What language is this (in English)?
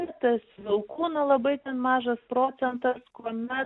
Lithuanian